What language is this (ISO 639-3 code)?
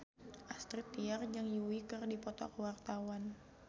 sun